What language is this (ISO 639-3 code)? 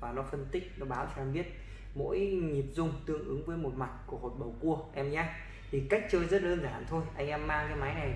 vie